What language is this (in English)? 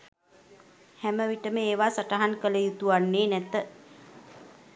Sinhala